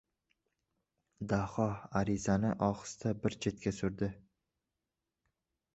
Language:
Uzbek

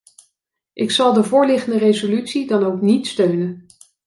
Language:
Dutch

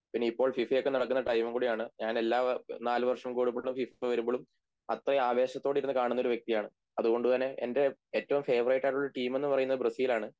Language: Malayalam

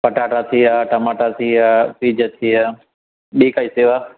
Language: Sindhi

